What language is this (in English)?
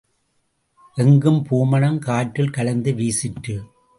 Tamil